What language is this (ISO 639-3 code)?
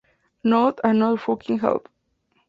spa